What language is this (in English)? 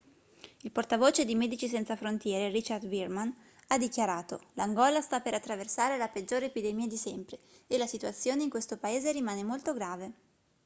Italian